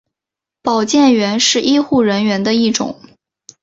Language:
Chinese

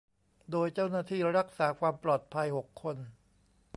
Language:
Thai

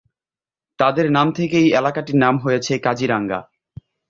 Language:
Bangla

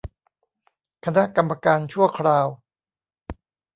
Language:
Thai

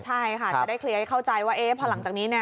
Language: Thai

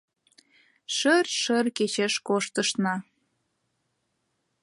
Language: Mari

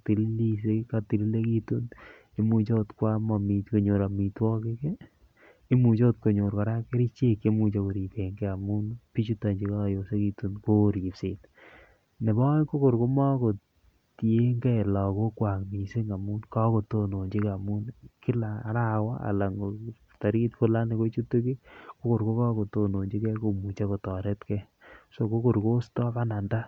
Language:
Kalenjin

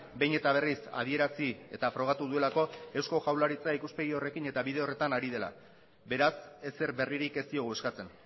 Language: Basque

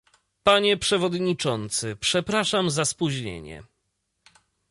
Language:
Polish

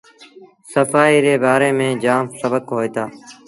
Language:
Sindhi Bhil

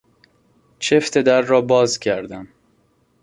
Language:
Persian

